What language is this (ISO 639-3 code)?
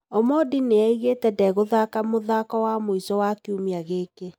kik